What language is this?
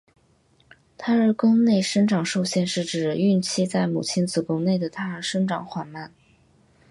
Chinese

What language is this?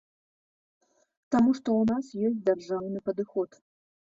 Belarusian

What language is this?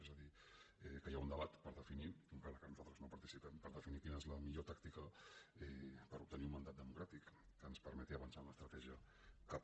Catalan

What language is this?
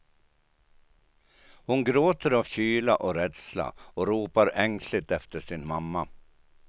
Swedish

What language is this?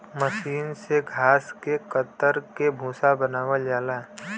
Bhojpuri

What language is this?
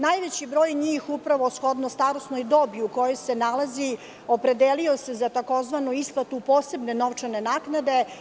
Serbian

